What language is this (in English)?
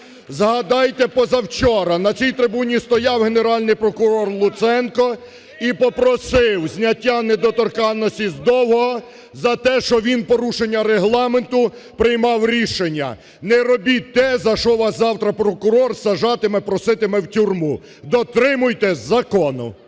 Ukrainian